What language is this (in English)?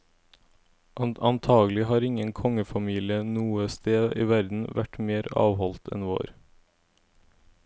Norwegian